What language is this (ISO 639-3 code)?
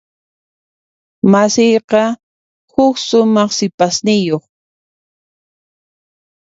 qxp